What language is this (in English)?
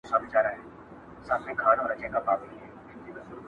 Pashto